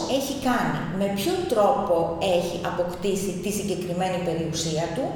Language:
Greek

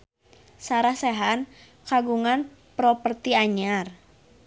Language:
Sundanese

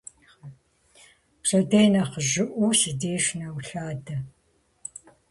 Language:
Kabardian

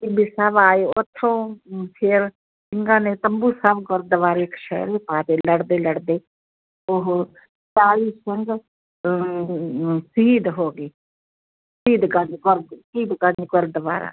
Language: Punjabi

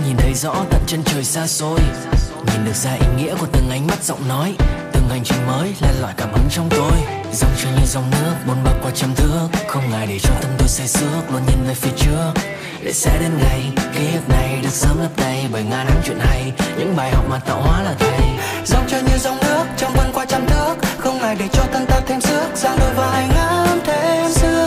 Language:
Vietnamese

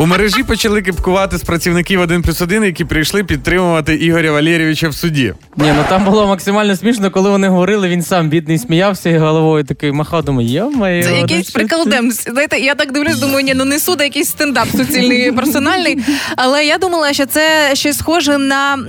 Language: Ukrainian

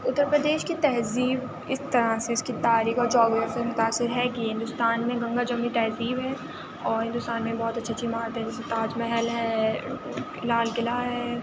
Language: Urdu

